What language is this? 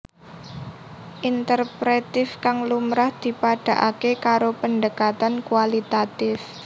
Javanese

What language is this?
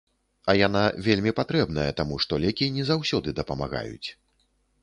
Belarusian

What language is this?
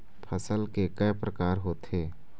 Chhattisgarhi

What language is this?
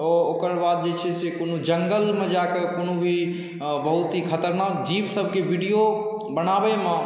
Maithili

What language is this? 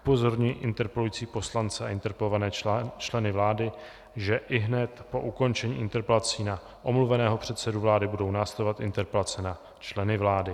Czech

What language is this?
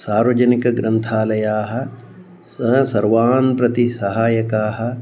Sanskrit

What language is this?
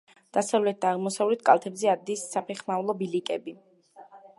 Georgian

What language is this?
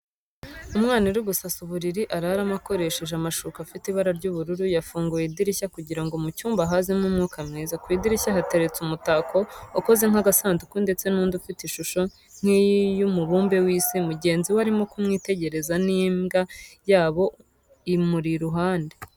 Kinyarwanda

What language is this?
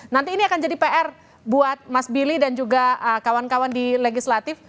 Indonesian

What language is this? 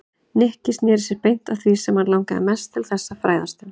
Icelandic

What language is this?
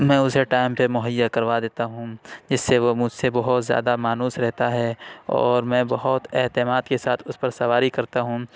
Urdu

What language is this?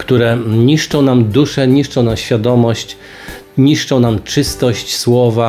Polish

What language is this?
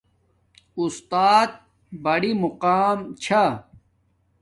Domaaki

